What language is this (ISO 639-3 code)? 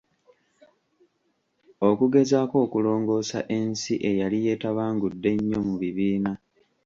lug